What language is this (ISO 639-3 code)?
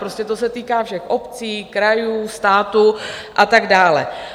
ces